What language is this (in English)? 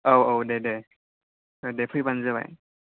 Bodo